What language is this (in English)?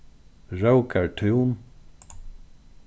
Faroese